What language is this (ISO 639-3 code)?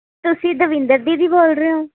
pan